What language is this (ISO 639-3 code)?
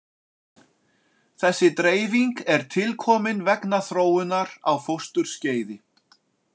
isl